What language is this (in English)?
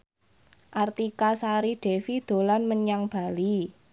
Javanese